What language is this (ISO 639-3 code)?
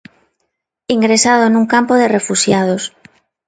glg